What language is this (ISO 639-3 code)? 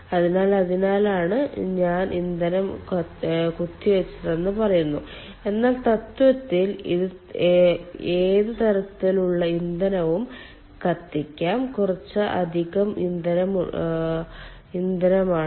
mal